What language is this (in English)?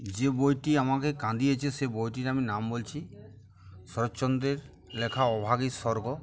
Bangla